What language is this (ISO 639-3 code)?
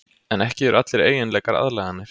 isl